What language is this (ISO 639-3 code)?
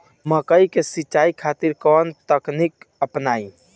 bho